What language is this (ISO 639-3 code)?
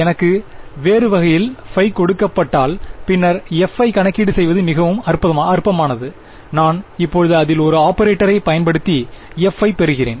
tam